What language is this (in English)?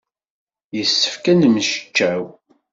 Kabyle